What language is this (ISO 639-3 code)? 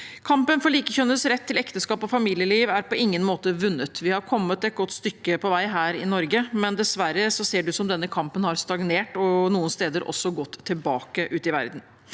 nor